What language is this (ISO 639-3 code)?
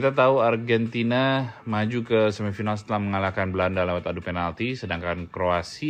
ind